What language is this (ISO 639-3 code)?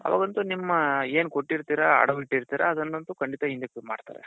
kan